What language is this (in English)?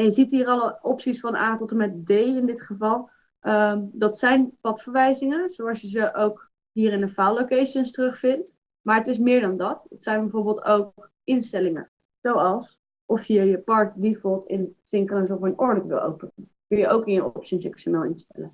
Dutch